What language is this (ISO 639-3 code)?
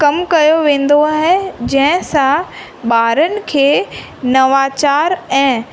snd